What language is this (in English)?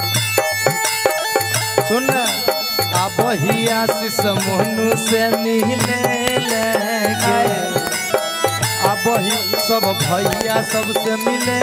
Bangla